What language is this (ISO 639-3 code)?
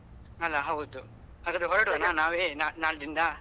kan